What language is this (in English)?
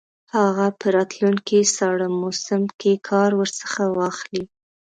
Pashto